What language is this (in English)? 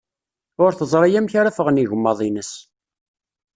Kabyle